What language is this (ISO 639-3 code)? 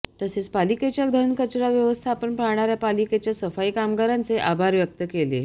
mar